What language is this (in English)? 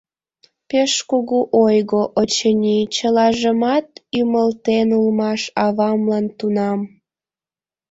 Mari